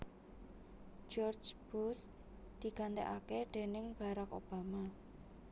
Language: Javanese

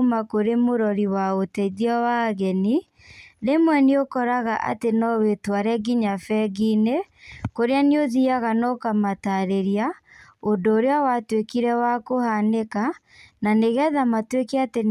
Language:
Kikuyu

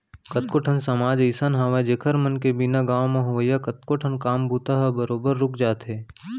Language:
Chhattisgarhi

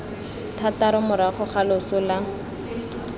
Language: Tswana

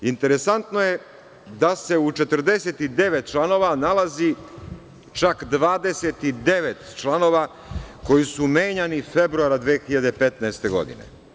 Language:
Serbian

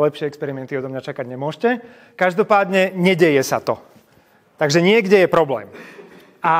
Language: Slovak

